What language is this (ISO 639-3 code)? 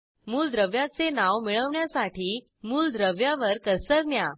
mar